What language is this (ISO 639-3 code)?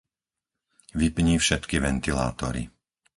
slk